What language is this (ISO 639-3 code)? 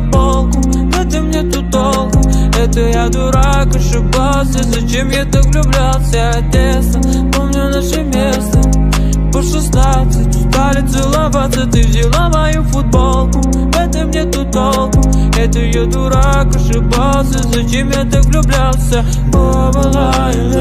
rus